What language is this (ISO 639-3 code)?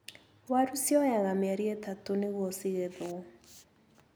kik